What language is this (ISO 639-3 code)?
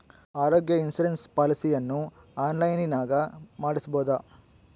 kan